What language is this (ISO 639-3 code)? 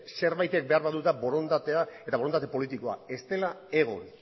eus